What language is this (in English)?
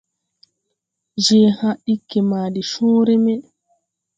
Tupuri